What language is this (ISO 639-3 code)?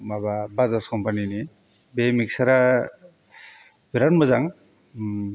brx